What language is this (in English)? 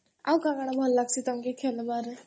Odia